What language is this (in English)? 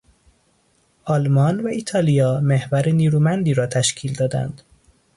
Persian